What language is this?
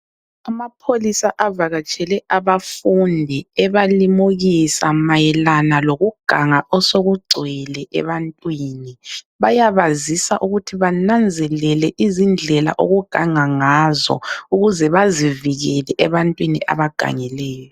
North Ndebele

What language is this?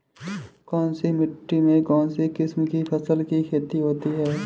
Hindi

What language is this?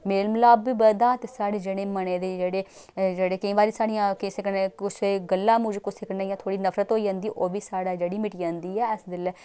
Dogri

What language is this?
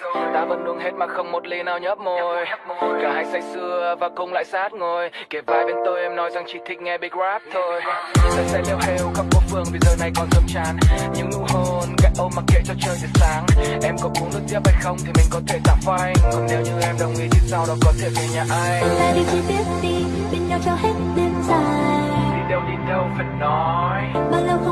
Vietnamese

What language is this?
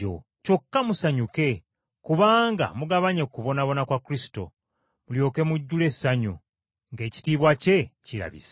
Ganda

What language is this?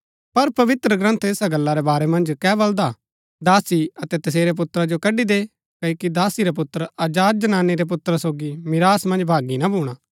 Gaddi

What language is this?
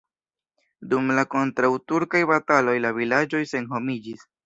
Esperanto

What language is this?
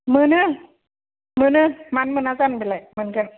Bodo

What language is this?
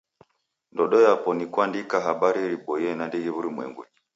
Taita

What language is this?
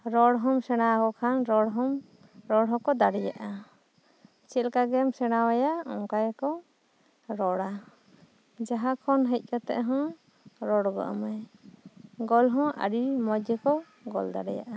Santali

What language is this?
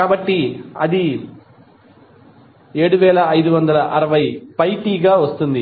Telugu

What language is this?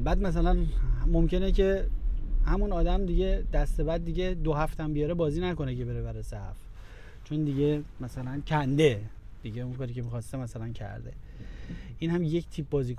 Persian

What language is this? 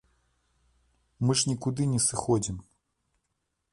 Belarusian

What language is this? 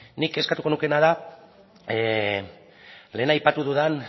Basque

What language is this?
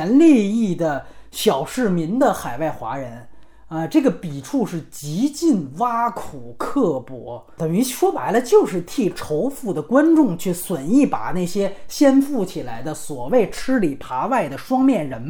Chinese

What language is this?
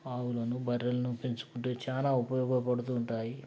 Telugu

